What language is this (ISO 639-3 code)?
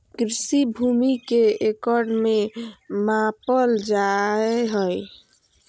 mag